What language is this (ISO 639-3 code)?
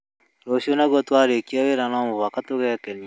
kik